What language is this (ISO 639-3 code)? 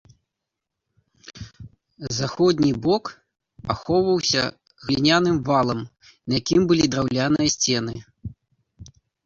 bel